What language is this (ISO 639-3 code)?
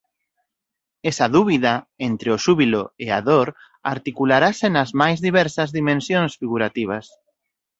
glg